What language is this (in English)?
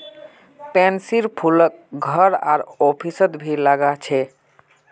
Magahi